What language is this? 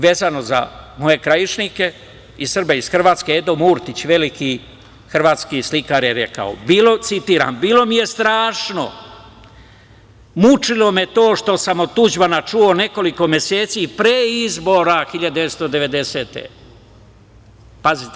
Serbian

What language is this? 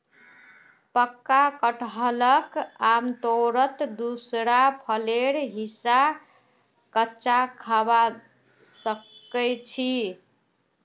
Magahi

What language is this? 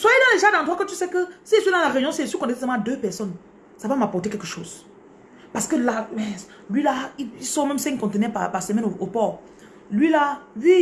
French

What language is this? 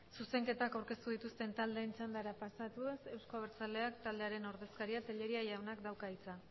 Basque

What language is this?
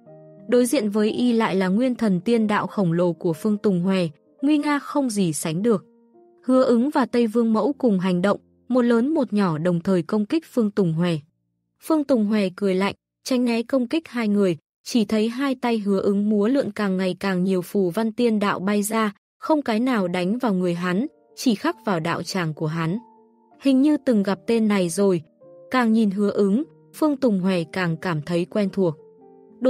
Vietnamese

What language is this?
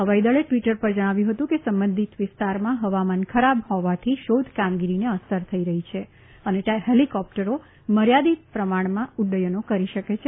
Gujarati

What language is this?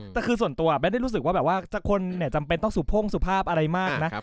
Thai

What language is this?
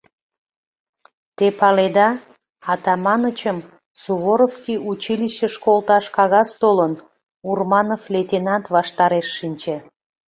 Mari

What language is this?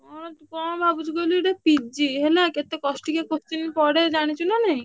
Odia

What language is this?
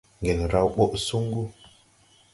Tupuri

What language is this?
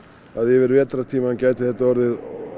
Icelandic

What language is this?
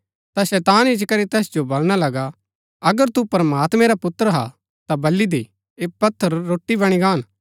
Gaddi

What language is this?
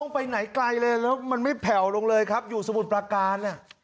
Thai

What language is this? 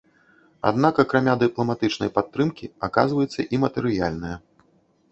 Belarusian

